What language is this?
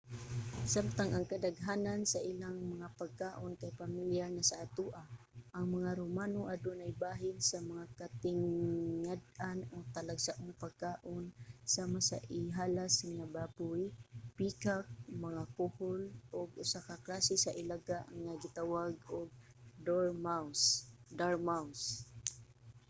Cebuano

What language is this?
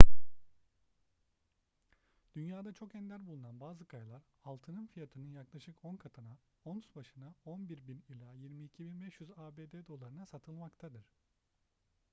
Turkish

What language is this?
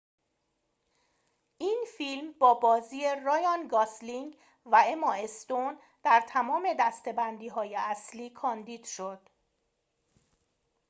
Persian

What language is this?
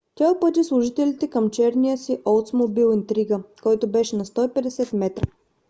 Bulgarian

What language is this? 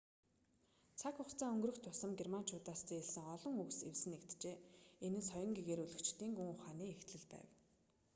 Mongolian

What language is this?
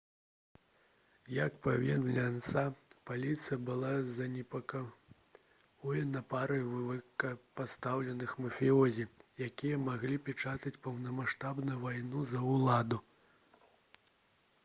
Belarusian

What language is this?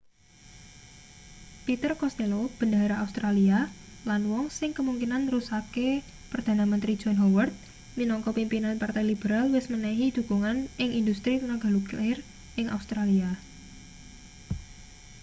Javanese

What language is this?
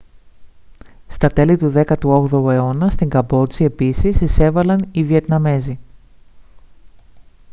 Greek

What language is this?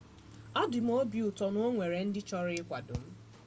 Igbo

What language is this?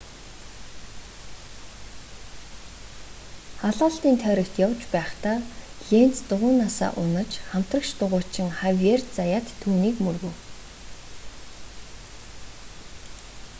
Mongolian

